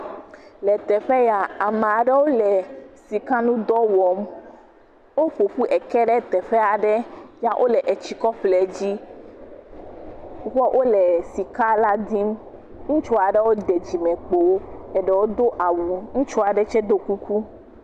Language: Ewe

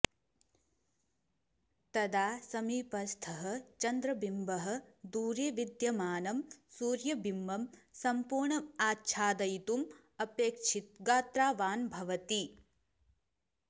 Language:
Sanskrit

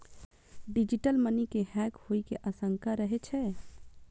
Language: Maithili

